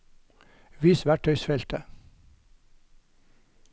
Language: Norwegian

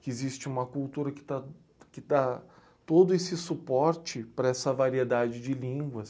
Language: Portuguese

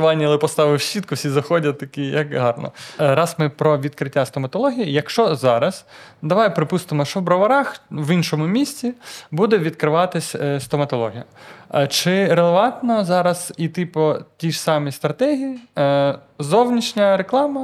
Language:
Ukrainian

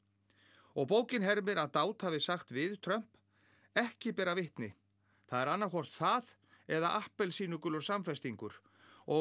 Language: Icelandic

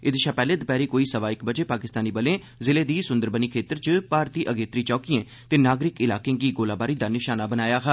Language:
Dogri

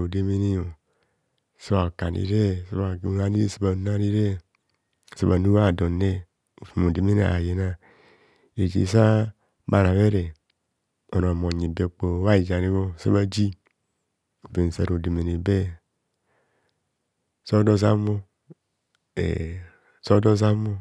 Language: Kohumono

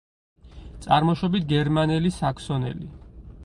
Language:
Georgian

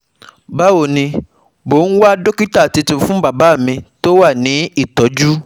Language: Yoruba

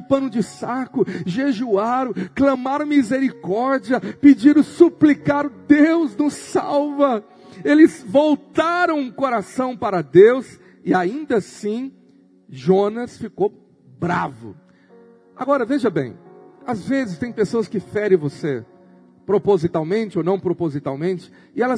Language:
Portuguese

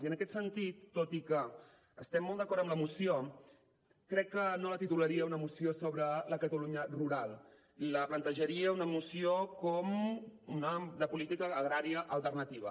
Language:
Catalan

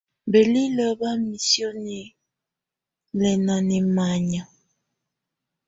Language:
Tunen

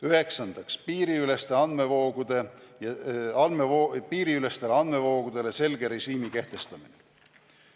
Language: Estonian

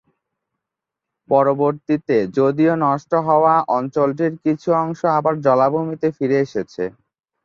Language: Bangla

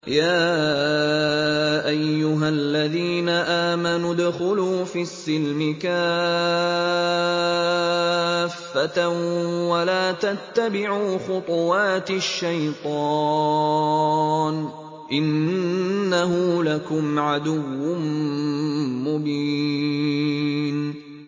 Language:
Arabic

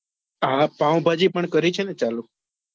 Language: Gujarati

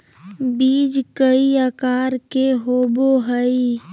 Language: Magahi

